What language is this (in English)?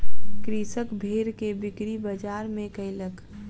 Maithili